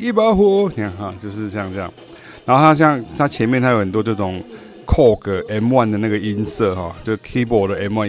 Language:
Chinese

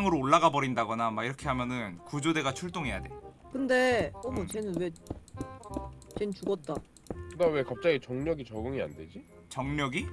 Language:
Korean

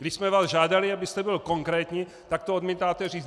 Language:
Czech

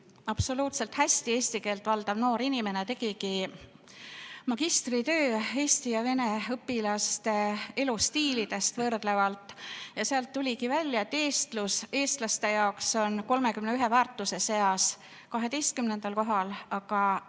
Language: Estonian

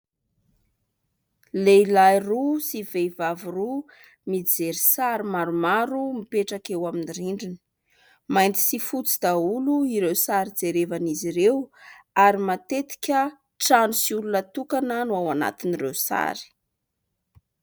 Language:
Malagasy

